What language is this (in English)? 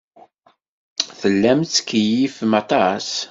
Kabyle